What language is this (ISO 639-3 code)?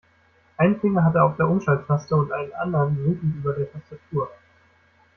deu